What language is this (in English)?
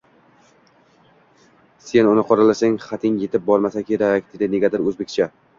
Uzbek